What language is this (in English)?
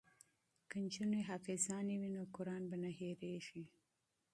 Pashto